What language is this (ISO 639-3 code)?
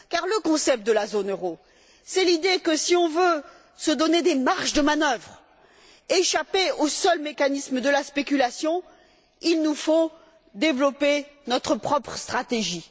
fra